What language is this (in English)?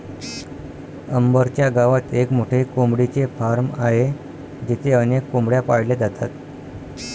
Marathi